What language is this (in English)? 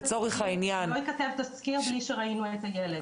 Hebrew